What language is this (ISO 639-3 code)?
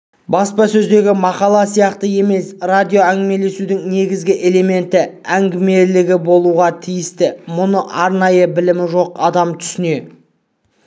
kaz